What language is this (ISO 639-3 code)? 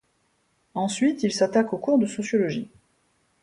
fra